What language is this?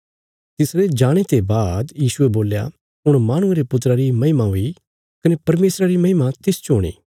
Bilaspuri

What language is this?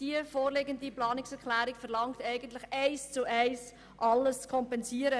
Swiss German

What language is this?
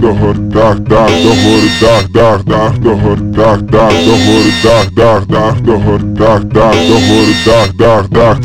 Ukrainian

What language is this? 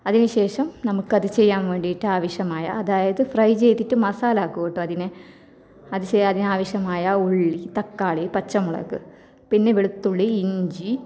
Malayalam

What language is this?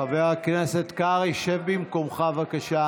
Hebrew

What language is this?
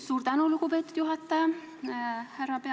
Estonian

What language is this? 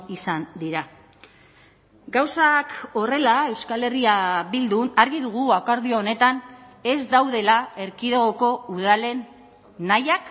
Basque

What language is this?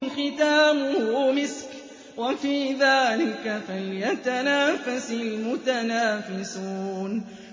Arabic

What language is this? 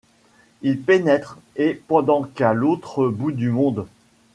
French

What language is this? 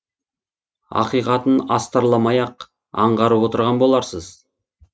Kazakh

